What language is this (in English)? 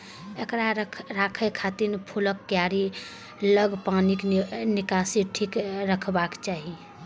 Maithili